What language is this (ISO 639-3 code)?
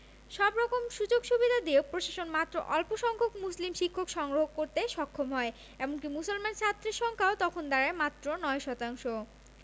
ben